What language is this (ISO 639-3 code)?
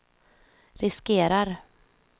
swe